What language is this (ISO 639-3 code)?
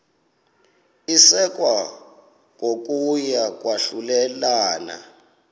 xho